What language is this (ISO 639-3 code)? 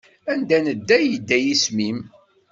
kab